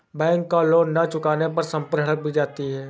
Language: Hindi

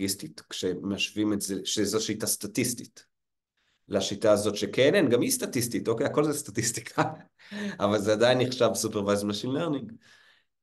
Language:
Hebrew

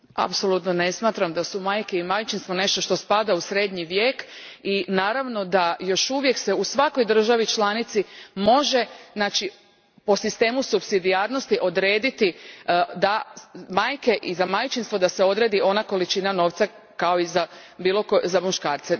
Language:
Croatian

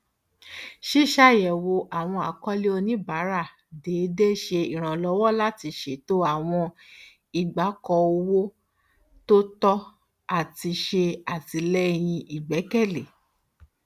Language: Yoruba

